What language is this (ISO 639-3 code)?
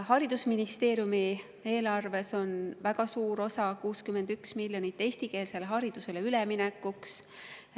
est